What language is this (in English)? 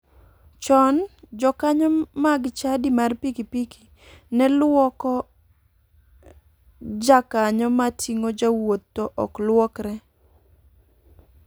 Luo (Kenya and Tanzania)